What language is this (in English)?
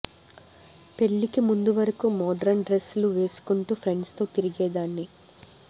Telugu